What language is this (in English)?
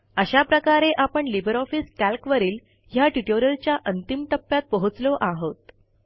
Marathi